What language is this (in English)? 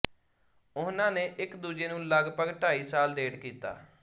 Punjabi